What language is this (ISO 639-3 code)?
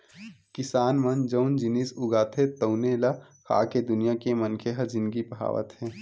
hne